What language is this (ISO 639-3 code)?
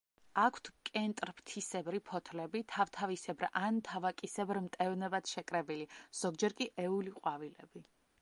kat